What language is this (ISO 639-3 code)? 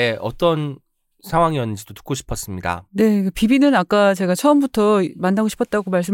kor